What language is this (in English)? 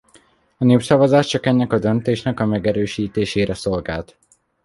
Hungarian